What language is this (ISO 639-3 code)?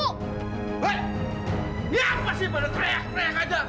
ind